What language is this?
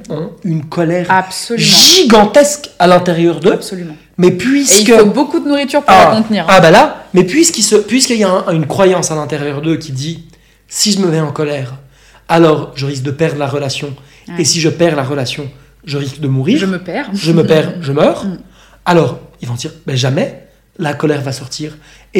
French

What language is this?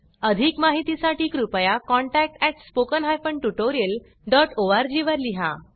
Marathi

